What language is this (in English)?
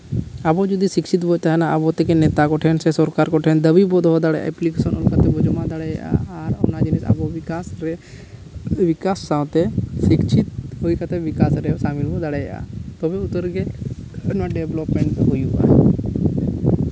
Santali